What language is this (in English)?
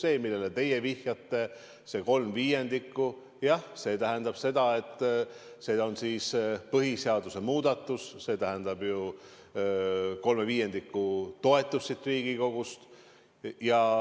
Estonian